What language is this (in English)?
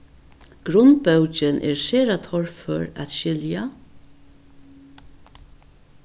Faroese